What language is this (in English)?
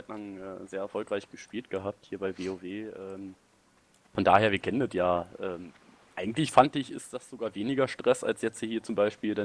German